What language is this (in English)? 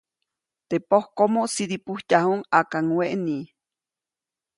Copainalá Zoque